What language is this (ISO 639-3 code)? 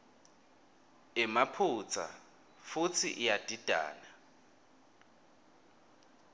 ssw